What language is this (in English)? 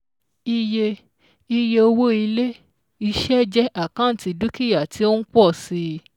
Yoruba